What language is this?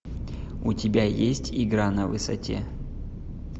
Russian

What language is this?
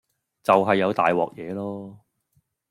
Cantonese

